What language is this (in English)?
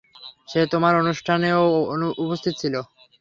Bangla